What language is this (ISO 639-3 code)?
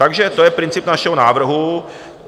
ces